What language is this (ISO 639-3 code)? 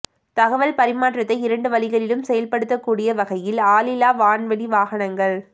tam